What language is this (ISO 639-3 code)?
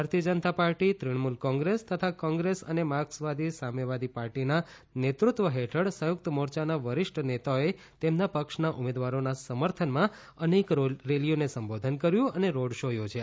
guj